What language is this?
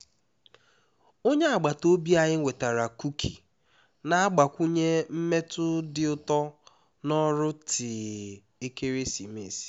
Igbo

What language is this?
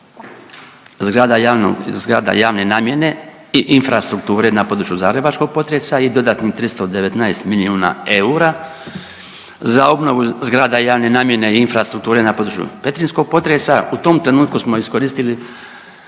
Croatian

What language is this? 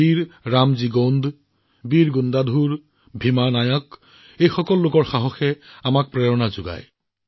Assamese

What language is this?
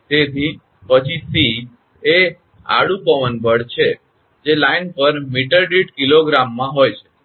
Gujarati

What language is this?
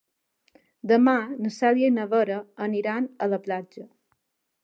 Catalan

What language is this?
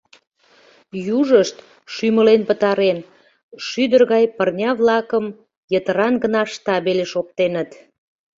Mari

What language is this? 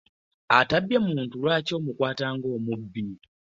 Ganda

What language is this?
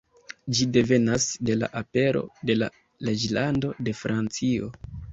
Esperanto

